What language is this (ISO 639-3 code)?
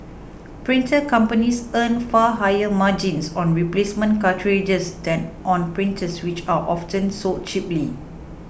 eng